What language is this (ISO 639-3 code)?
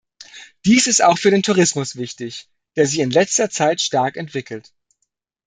deu